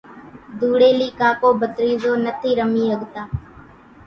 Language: Kachi Koli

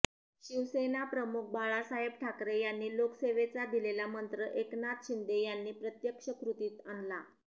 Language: Marathi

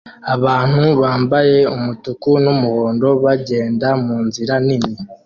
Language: Kinyarwanda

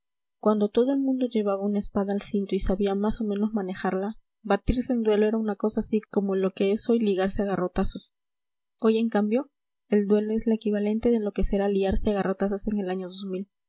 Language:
Spanish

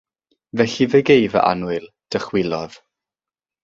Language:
Welsh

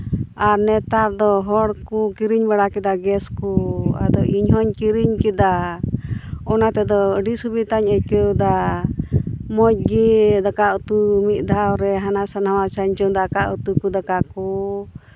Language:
Santali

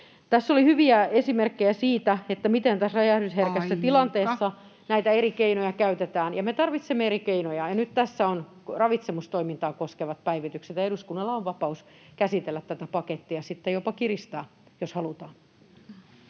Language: Finnish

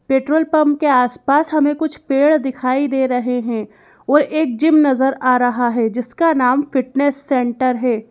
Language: Hindi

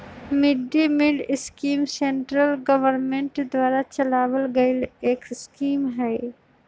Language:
Magahi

